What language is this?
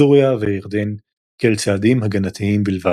Hebrew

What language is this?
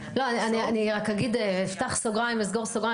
Hebrew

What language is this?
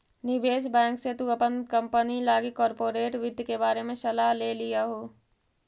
Magahi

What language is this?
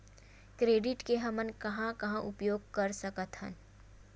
Chhattisgarhi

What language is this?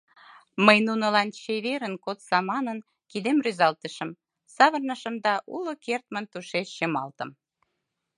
Mari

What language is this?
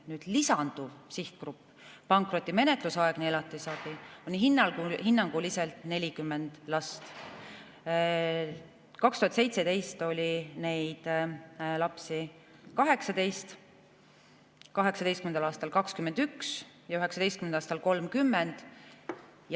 Estonian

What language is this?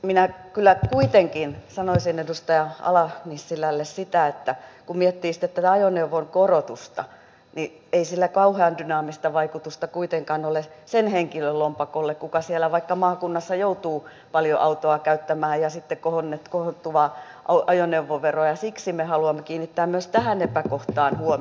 Finnish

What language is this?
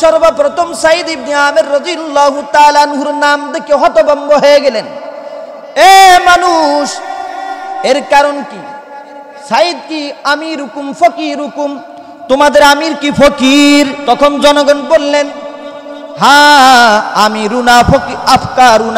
Bangla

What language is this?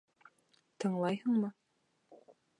Bashkir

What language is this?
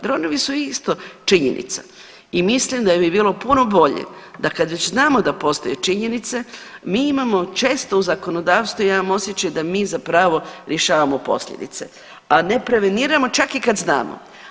Croatian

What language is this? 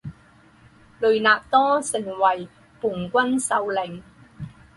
Chinese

